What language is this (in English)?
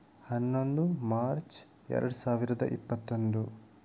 Kannada